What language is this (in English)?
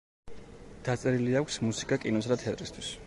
Georgian